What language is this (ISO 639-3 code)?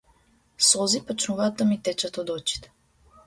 mkd